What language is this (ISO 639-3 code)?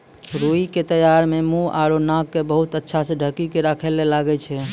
mai